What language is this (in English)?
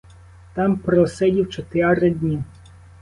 Ukrainian